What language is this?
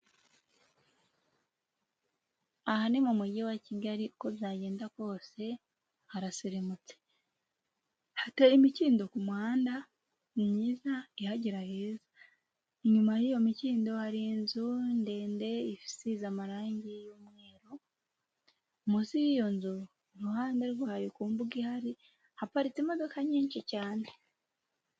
Kinyarwanda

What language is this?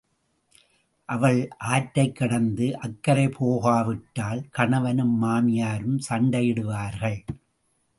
Tamil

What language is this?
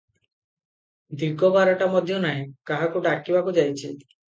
Odia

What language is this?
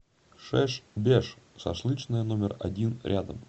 Russian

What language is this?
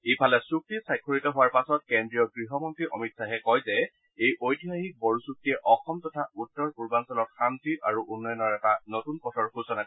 Assamese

